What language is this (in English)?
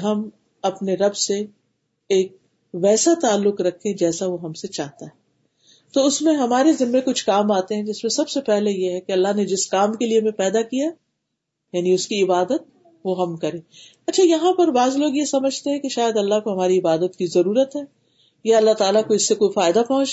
Urdu